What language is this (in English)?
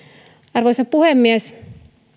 Finnish